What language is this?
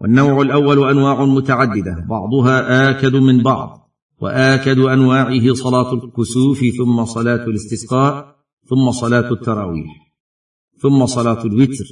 Arabic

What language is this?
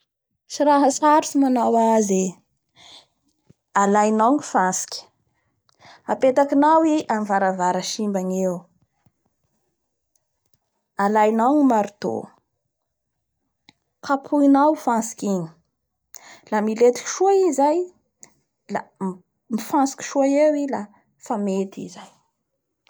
Bara Malagasy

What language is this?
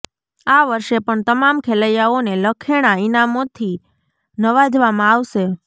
Gujarati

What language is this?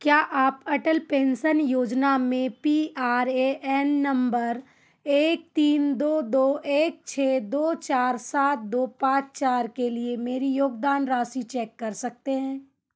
Hindi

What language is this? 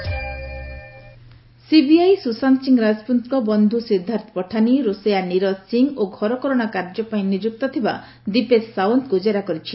Odia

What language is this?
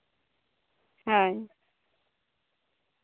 Santali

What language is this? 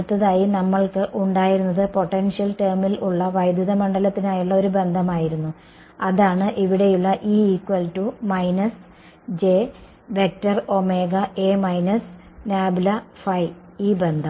Malayalam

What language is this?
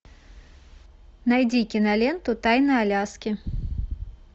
Russian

